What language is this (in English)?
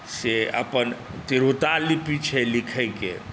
Maithili